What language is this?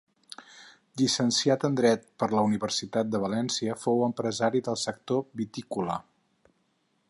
Catalan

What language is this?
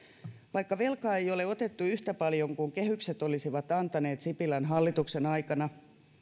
Finnish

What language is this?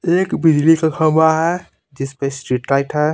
Hindi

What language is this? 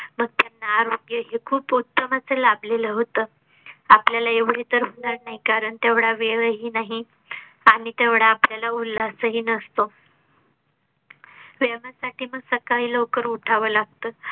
Marathi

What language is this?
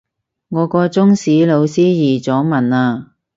Cantonese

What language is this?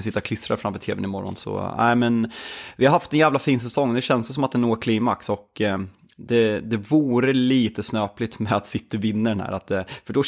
Swedish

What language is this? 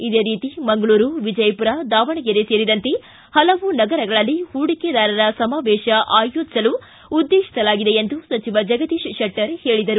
Kannada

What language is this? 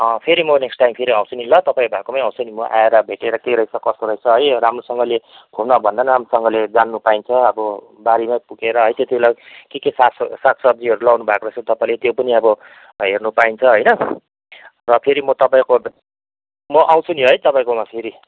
Nepali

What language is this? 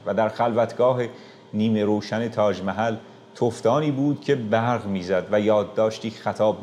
Persian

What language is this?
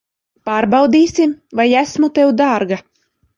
Latvian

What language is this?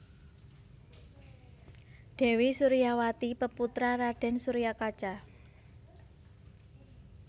Javanese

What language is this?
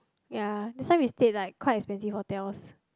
English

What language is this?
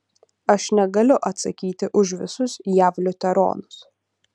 Lithuanian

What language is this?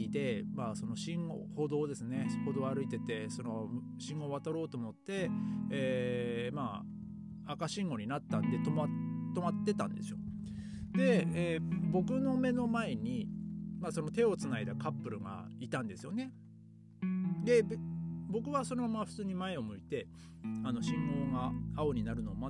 Japanese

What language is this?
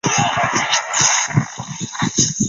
Chinese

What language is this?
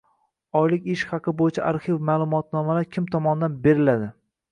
Uzbek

